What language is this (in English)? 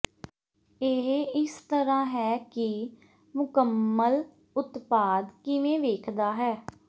Punjabi